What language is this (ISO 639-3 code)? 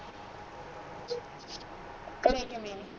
pan